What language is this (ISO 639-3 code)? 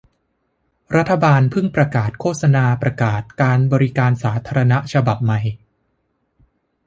tha